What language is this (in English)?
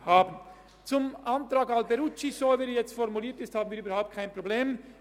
Swiss German